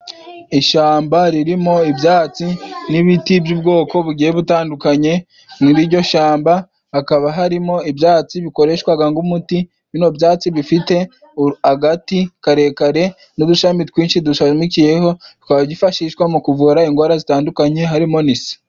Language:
Kinyarwanda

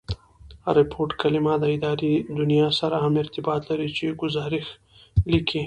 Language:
Pashto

